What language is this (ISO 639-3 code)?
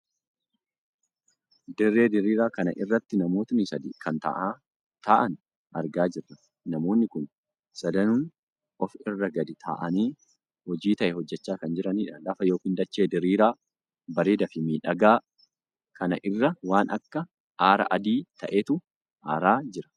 orm